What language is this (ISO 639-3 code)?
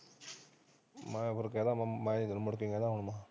pan